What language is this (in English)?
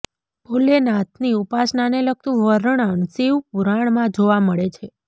Gujarati